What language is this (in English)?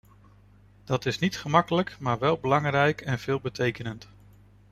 Dutch